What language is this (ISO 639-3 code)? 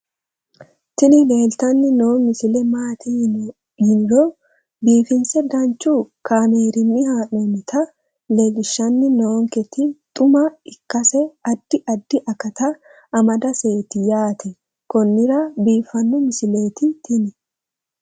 sid